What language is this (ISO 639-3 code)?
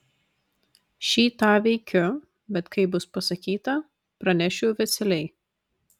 lit